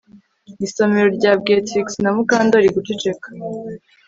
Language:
Kinyarwanda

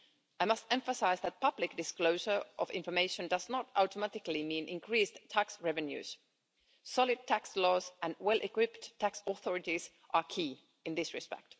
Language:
English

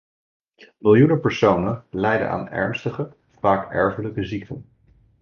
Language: Dutch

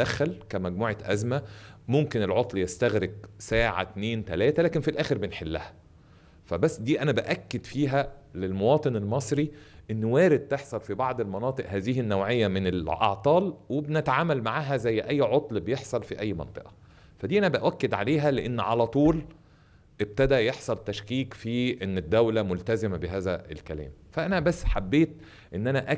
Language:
Arabic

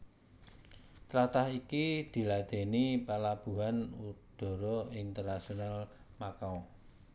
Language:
Javanese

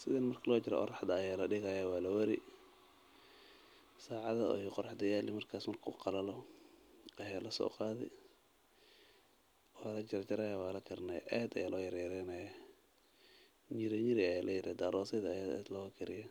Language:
Somali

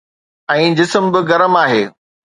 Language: Sindhi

